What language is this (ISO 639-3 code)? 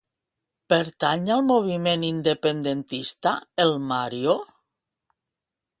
cat